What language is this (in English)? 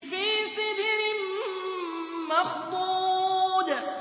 Arabic